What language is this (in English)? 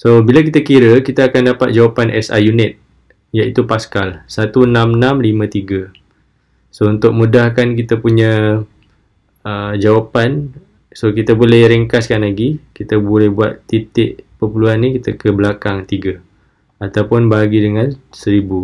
Malay